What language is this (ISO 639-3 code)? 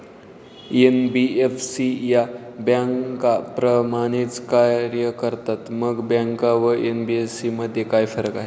mar